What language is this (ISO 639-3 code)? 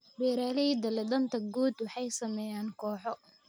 som